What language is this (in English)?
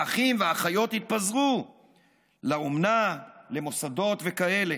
Hebrew